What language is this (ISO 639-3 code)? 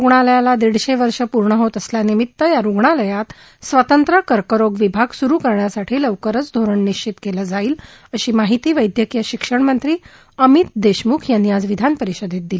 mar